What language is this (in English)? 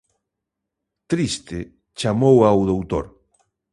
Galician